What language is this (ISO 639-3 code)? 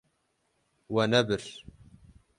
kur